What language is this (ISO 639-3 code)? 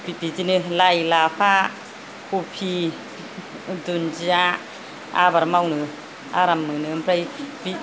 brx